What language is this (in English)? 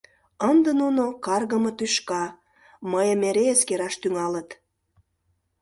Mari